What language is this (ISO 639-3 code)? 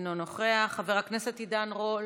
heb